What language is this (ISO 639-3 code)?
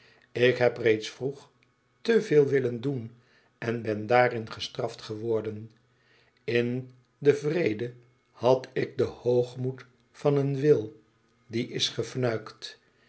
nld